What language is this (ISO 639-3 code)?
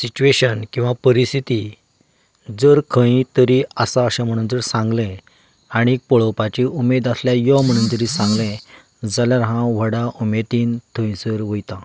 kok